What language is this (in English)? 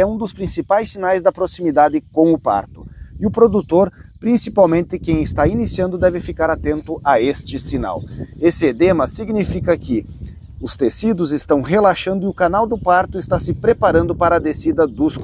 Portuguese